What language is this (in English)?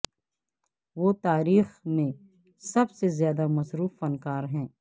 Urdu